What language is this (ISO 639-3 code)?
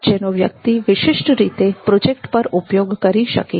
guj